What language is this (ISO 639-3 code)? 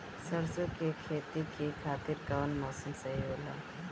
bho